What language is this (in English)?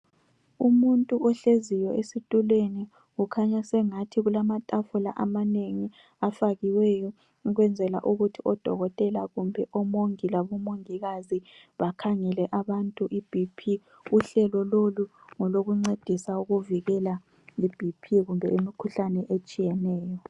North Ndebele